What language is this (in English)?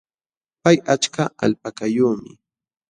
Jauja Wanca Quechua